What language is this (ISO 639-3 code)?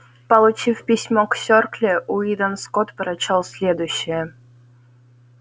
rus